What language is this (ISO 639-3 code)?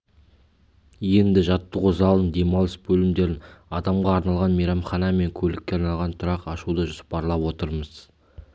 kaz